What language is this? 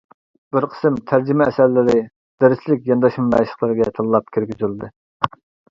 Uyghur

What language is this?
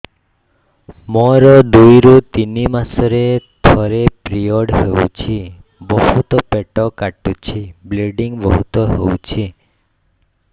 Odia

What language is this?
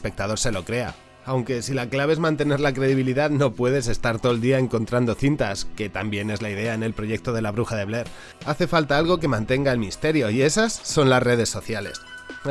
Spanish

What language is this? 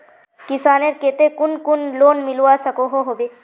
Magahi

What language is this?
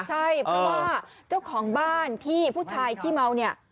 Thai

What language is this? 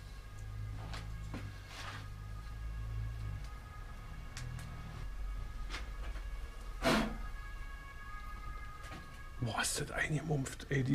German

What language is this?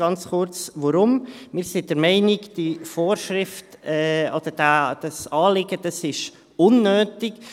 Swiss German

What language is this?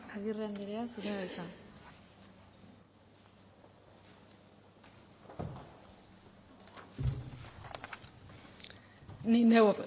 Basque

